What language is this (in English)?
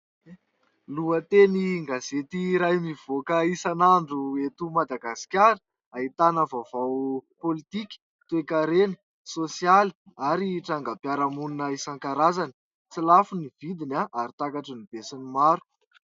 Malagasy